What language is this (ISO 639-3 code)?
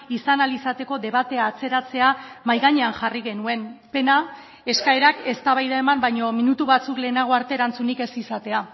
eus